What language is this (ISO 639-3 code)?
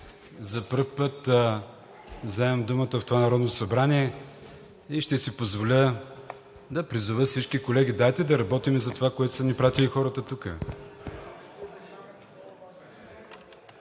bul